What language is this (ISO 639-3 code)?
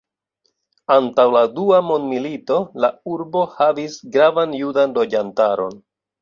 epo